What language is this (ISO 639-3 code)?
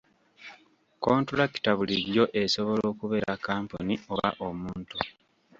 lug